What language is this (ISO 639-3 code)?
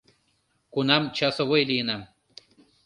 chm